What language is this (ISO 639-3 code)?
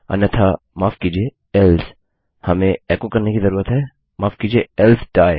hin